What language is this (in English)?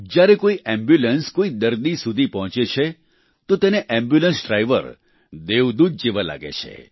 Gujarati